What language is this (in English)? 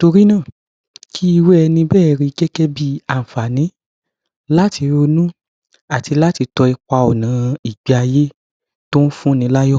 Yoruba